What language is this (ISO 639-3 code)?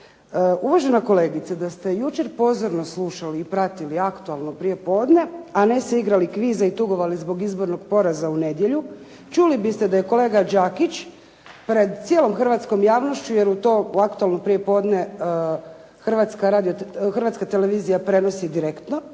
hrv